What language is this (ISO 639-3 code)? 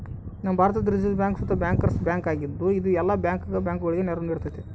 kan